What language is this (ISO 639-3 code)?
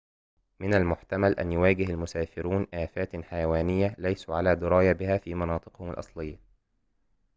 ara